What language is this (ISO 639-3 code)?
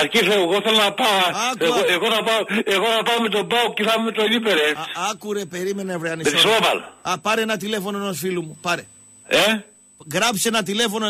ell